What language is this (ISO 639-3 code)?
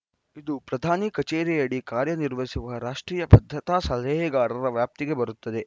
kan